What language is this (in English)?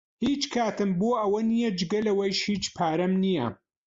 Central Kurdish